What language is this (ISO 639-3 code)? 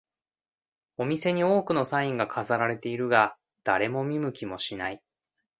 jpn